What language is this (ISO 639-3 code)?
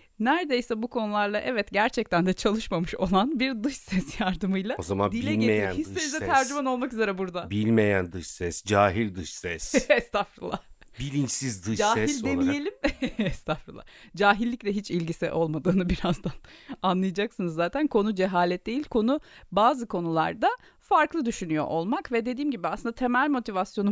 tur